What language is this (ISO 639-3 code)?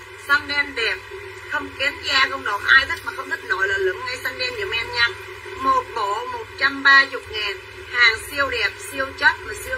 vie